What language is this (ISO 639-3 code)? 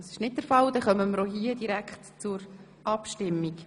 gsw